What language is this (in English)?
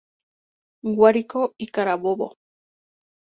Spanish